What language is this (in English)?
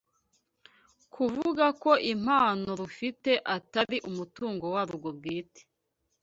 Kinyarwanda